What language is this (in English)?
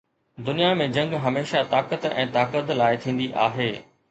Sindhi